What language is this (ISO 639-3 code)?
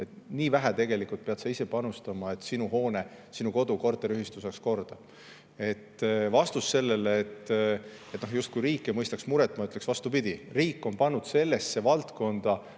est